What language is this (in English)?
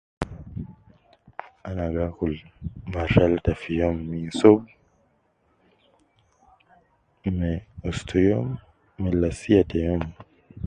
Nubi